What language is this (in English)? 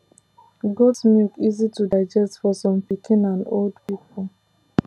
Nigerian Pidgin